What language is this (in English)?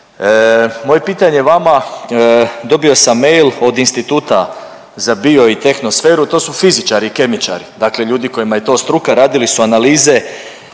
Croatian